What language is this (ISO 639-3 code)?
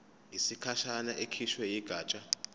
zul